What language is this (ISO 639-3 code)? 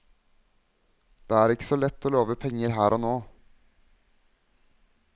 nor